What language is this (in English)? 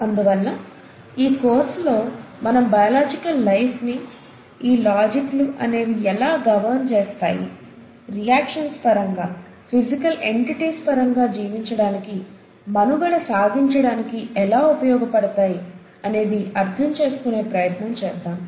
Telugu